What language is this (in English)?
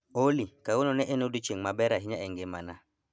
Luo (Kenya and Tanzania)